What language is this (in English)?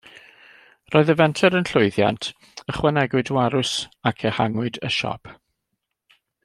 Welsh